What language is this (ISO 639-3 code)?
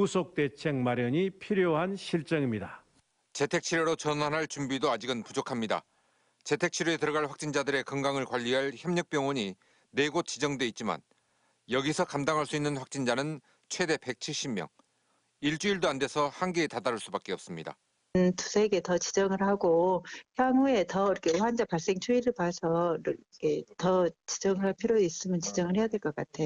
kor